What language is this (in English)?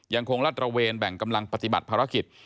Thai